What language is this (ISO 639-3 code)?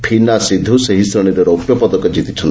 ori